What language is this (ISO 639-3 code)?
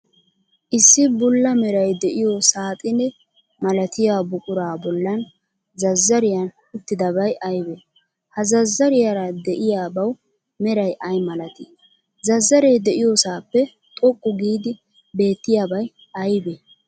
wal